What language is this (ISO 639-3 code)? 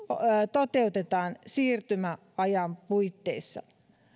fin